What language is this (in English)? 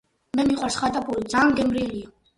Georgian